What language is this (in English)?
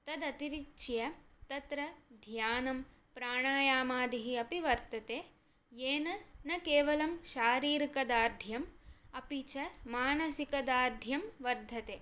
Sanskrit